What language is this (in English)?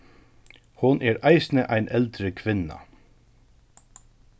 Faroese